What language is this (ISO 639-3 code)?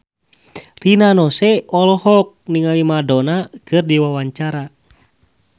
sun